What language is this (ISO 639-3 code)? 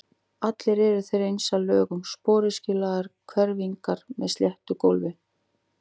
isl